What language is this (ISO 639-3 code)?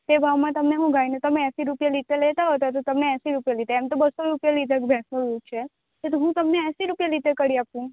guj